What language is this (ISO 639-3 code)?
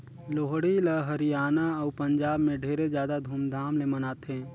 hne